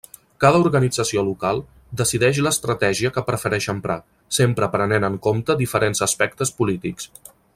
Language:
Catalan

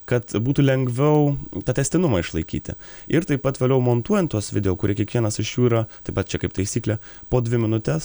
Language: Lithuanian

